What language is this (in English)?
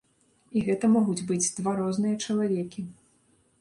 Belarusian